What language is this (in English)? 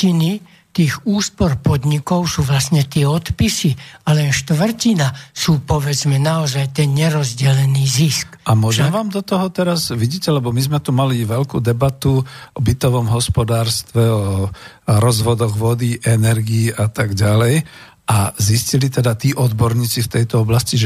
Slovak